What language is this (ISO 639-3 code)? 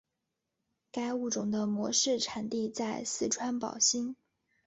zho